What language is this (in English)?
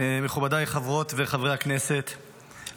Hebrew